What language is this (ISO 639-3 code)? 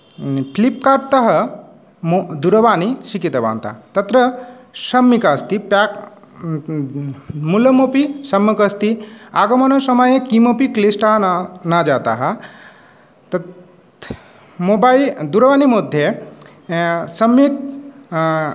san